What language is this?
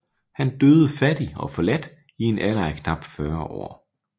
Danish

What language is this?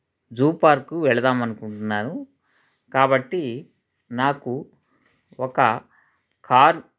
Telugu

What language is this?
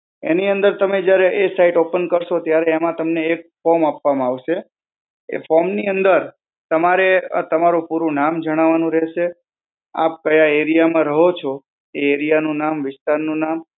Gujarati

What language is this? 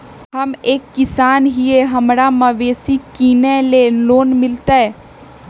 Magahi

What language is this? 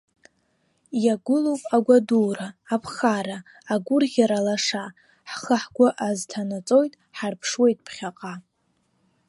Abkhazian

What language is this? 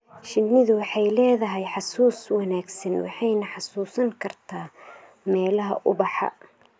Somali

